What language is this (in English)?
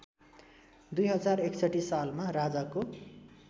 Nepali